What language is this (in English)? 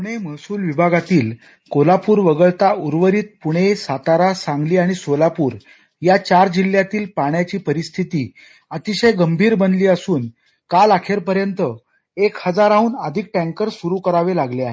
Marathi